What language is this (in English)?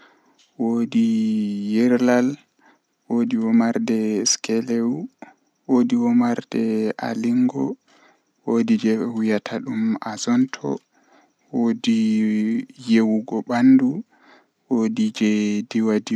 Western Niger Fulfulde